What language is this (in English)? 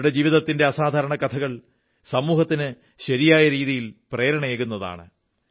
Malayalam